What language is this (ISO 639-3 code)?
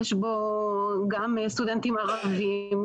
heb